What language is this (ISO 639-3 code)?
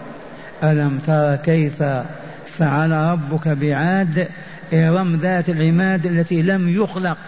ara